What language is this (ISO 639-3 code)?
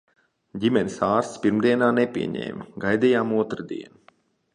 lav